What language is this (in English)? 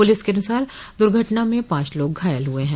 Hindi